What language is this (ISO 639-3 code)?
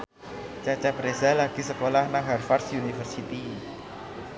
jav